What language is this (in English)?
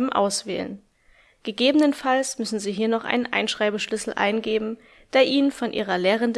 German